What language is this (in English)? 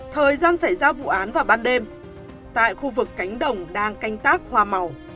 Vietnamese